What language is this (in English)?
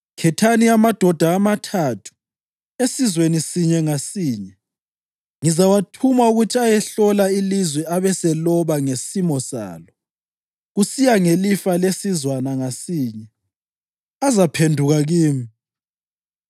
North Ndebele